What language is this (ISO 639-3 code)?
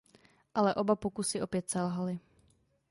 ces